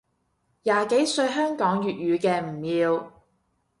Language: Cantonese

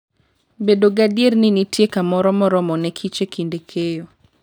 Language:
Luo (Kenya and Tanzania)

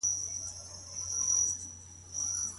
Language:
Pashto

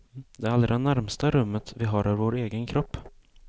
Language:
Swedish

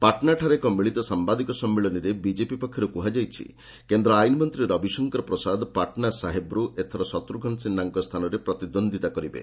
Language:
Odia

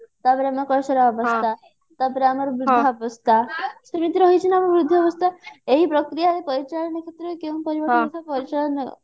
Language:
Odia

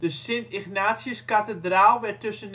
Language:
Dutch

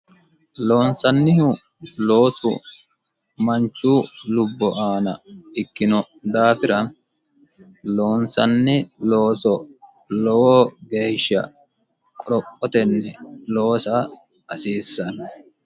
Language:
Sidamo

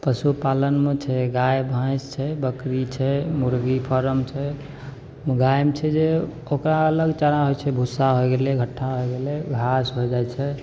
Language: Maithili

